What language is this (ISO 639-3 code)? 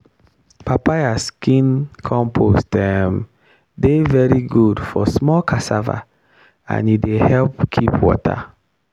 pcm